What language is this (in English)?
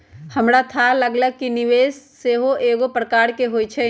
Magahi